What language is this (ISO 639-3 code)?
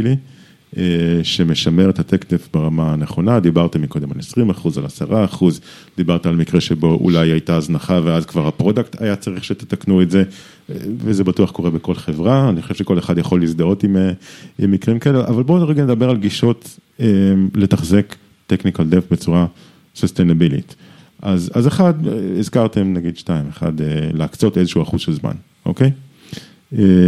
heb